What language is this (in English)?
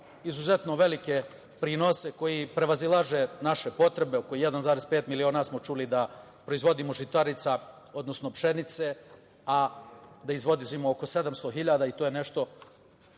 Serbian